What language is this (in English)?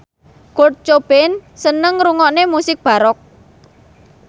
Javanese